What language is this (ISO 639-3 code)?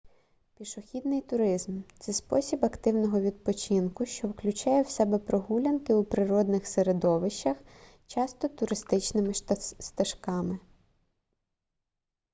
ukr